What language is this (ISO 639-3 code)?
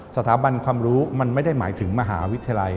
tha